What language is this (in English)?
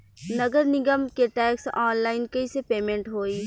Bhojpuri